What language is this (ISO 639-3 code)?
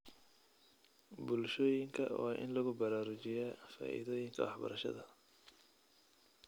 som